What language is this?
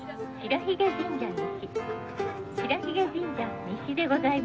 Japanese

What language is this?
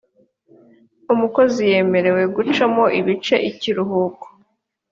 Kinyarwanda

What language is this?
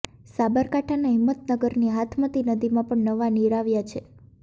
Gujarati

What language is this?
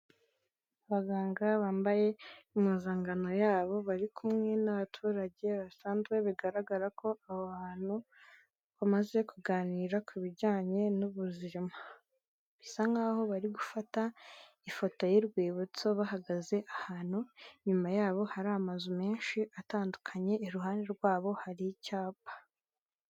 Kinyarwanda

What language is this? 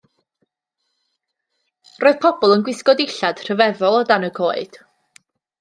Welsh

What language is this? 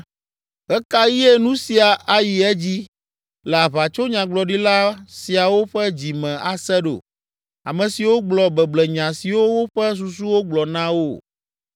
Ewe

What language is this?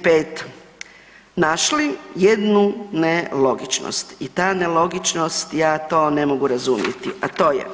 Croatian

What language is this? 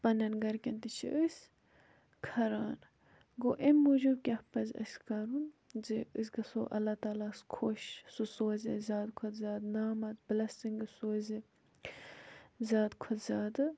Kashmiri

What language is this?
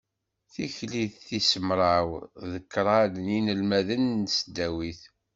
Kabyle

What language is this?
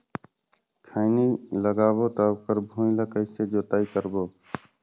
Chhattisgarhi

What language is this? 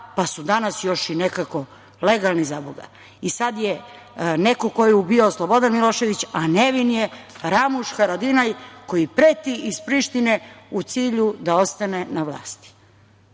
Serbian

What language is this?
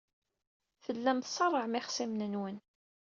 Kabyle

